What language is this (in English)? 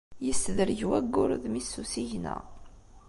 Kabyle